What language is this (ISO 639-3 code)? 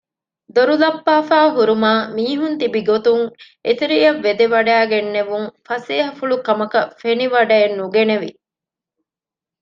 div